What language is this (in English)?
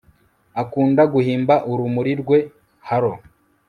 Kinyarwanda